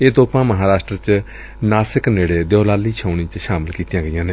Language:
Punjabi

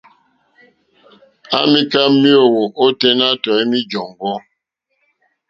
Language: Mokpwe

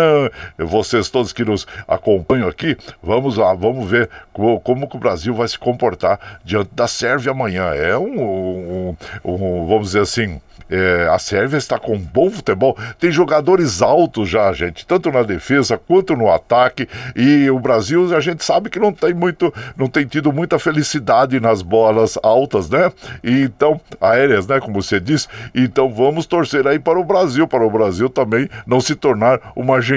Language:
Portuguese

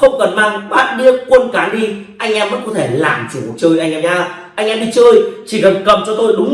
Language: Vietnamese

